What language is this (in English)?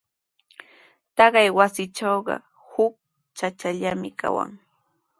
Sihuas Ancash Quechua